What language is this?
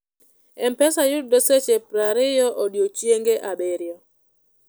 Luo (Kenya and Tanzania)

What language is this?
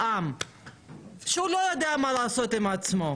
Hebrew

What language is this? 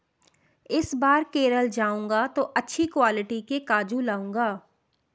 Hindi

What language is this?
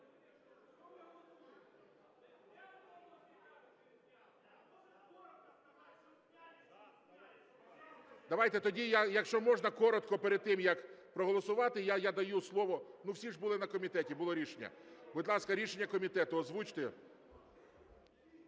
Ukrainian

